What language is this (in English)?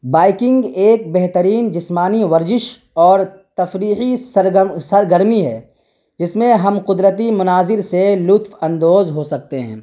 Urdu